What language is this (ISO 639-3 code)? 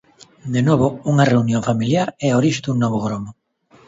glg